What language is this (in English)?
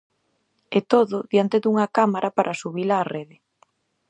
Galician